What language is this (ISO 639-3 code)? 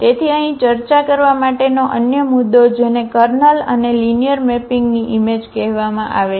guj